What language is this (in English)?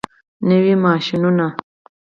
Pashto